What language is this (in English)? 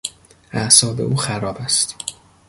Persian